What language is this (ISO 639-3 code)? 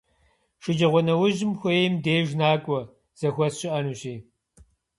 kbd